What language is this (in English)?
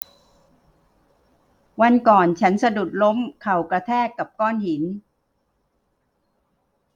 Thai